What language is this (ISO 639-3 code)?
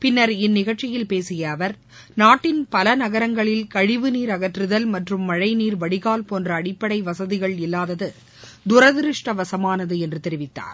tam